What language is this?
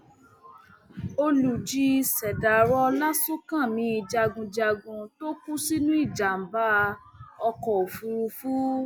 Yoruba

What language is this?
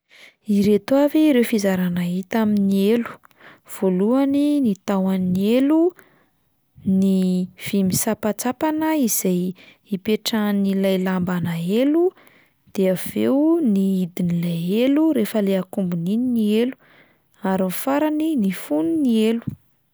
Malagasy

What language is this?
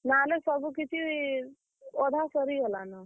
Odia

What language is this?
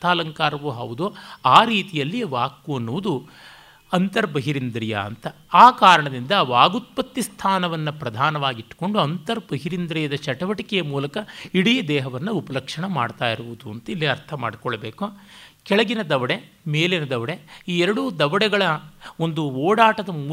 Kannada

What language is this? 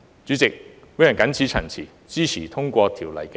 Cantonese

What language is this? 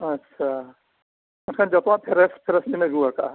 Santali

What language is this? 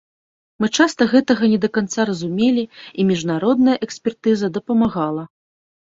Belarusian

